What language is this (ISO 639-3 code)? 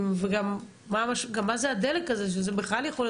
heb